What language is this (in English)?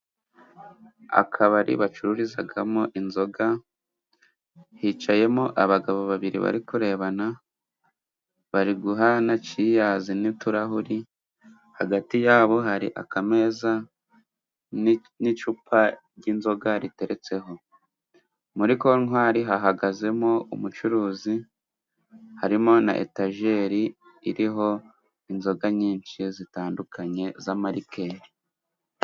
Kinyarwanda